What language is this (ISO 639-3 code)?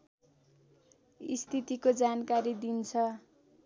nep